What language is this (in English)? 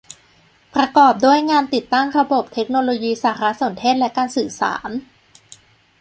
Thai